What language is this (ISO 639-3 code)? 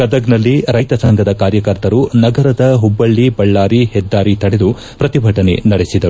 kan